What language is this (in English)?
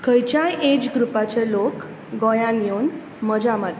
Konkani